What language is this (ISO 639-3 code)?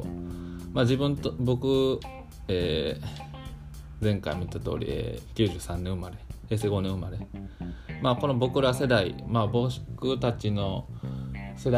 jpn